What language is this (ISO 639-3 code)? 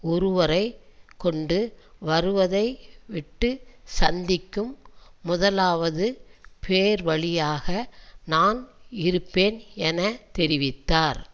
tam